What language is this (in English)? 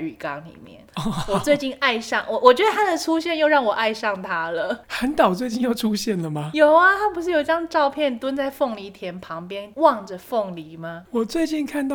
Chinese